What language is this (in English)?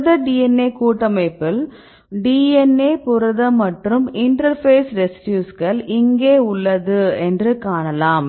Tamil